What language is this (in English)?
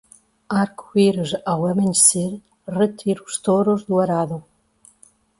Portuguese